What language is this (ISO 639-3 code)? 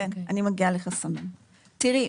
heb